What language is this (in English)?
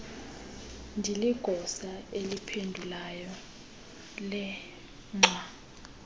Xhosa